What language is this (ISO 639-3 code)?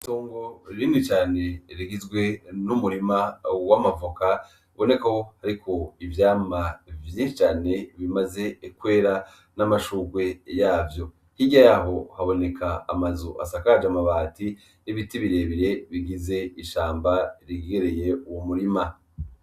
run